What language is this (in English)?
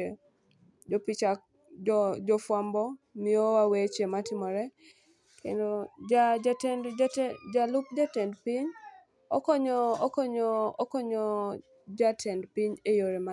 Luo (Kenya and Tanzania)